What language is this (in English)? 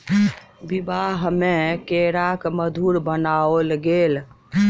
Maithili